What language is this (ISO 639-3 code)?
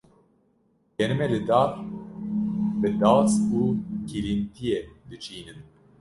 kur